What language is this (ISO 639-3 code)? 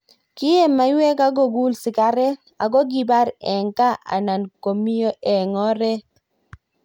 kln